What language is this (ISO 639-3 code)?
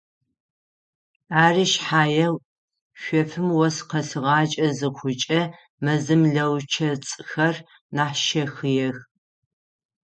ady